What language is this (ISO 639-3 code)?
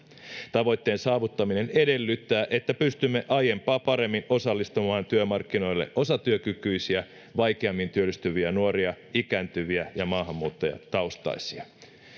fin